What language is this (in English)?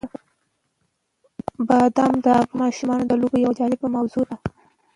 Pashto